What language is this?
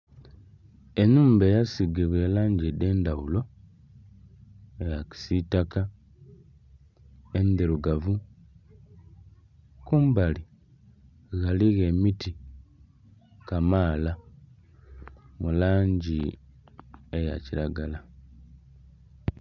Soga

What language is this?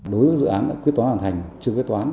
Vietnamese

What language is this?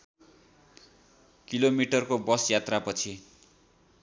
Nepali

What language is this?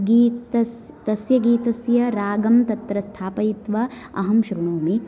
Sanskrit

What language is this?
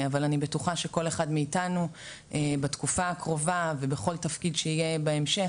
Hebrew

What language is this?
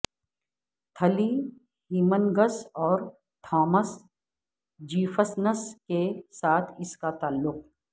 Urdu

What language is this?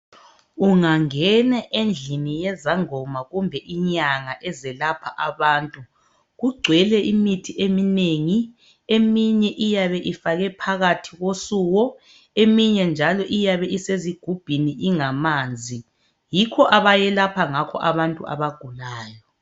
North Ndebele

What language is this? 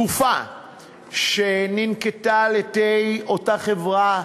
Hebrew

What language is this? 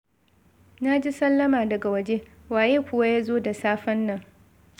Hausa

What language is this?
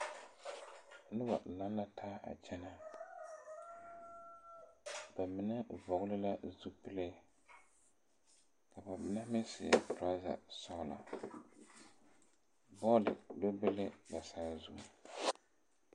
Southern Dagaare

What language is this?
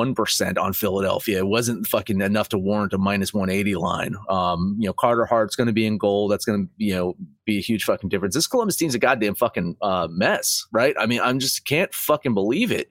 English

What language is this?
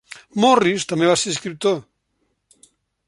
Catalan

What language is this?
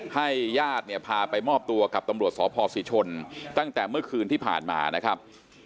Thai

